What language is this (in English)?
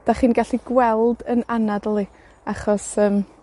Welsh